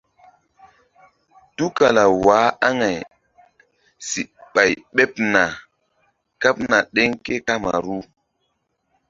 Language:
Mbum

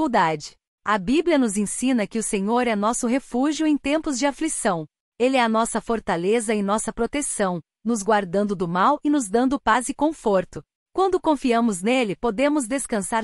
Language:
Portuguese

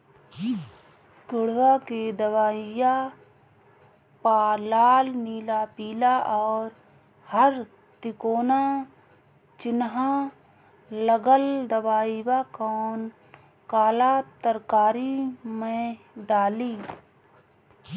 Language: Bhojpuri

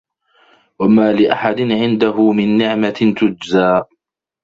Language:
Arabic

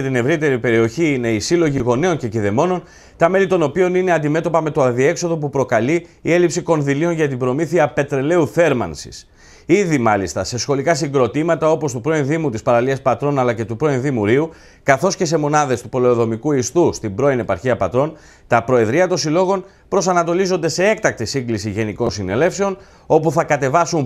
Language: Greek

